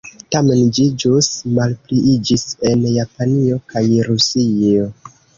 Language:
Esperanto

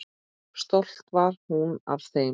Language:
Icelandic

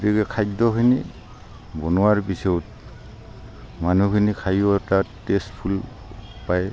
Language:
Assamese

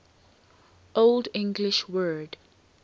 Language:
English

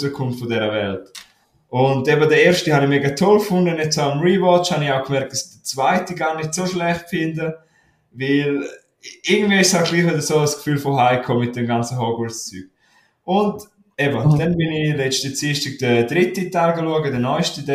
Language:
German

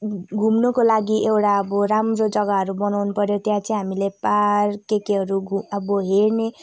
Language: Nepali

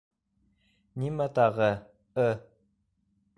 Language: Bashkir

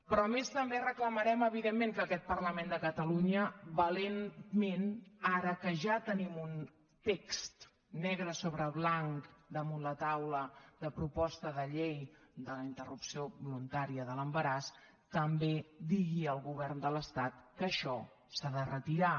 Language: Catalan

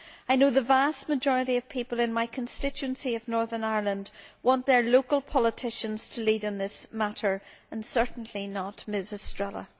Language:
English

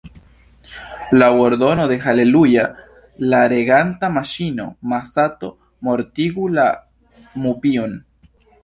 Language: Esperanto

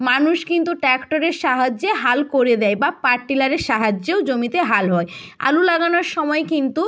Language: Bangla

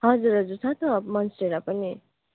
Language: Nepali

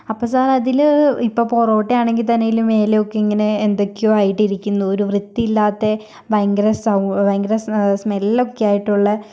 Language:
Malayalam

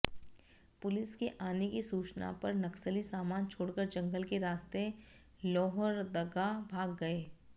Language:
Hindi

